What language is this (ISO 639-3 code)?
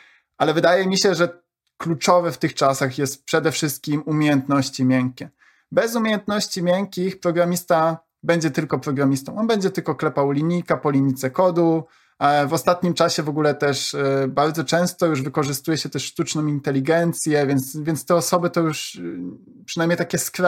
pol